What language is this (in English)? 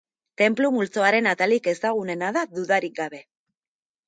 Basque